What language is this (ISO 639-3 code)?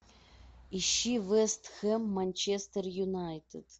rus